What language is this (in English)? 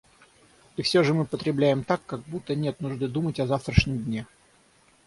Russian